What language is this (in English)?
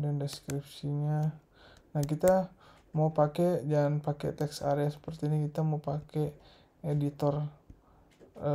Indonesian